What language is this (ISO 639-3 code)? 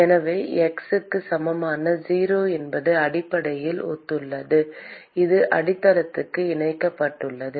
tam